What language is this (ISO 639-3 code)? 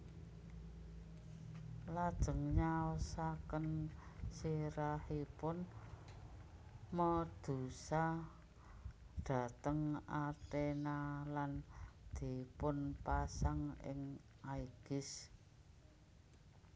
jav